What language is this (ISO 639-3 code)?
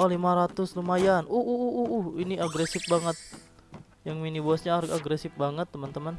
ind